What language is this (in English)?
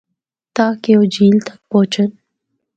Northern Hindko